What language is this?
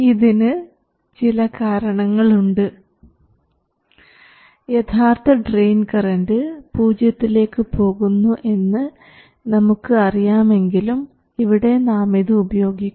Malayalam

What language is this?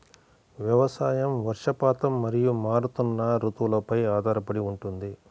Telugu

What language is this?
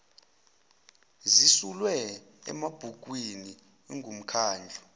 Zulu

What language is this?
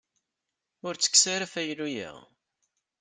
Kabyle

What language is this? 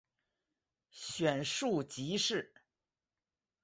Chinese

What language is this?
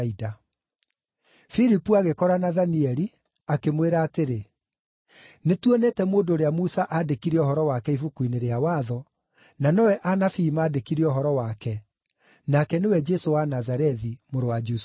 Kikuyu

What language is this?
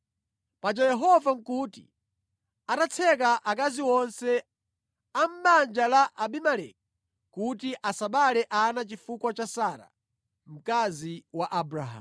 Nyanja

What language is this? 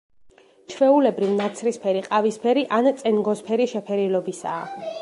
Georgian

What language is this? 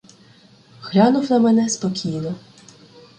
Ukrainian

